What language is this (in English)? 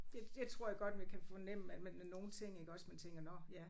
Danish